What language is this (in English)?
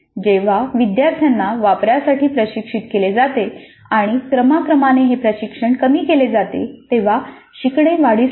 Marathi